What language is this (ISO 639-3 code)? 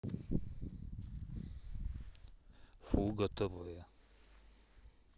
rus